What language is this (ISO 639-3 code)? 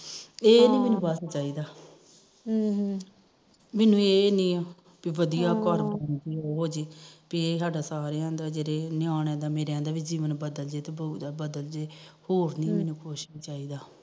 pan